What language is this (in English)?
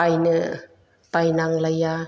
Bodo